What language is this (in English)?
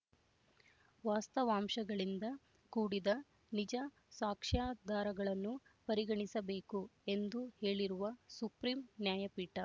Kannada